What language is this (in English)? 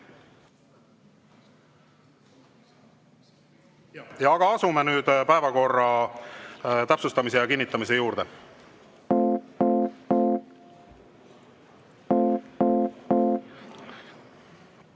Estonian